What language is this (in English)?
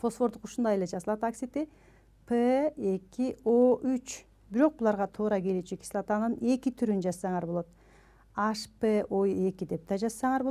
Turkish